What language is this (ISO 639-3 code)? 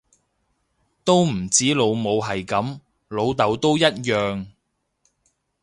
yue